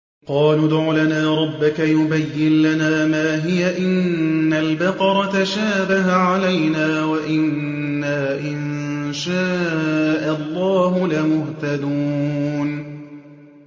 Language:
Arabic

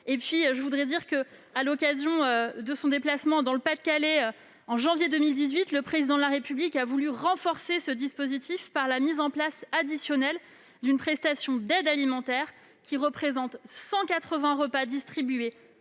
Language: French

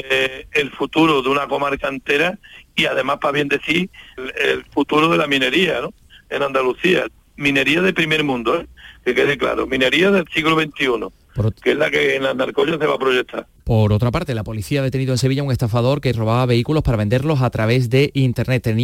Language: Spanish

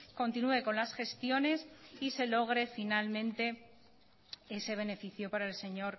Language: Spanish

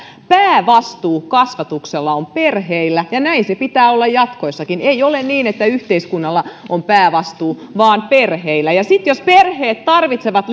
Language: Finnish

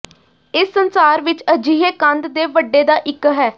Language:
Punjabi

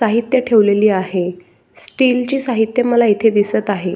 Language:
Marathi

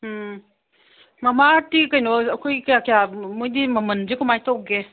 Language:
Manipuri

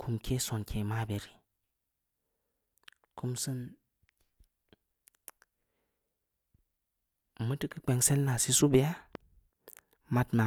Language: Samba Leko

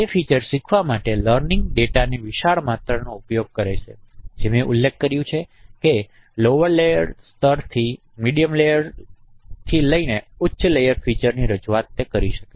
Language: Gujarati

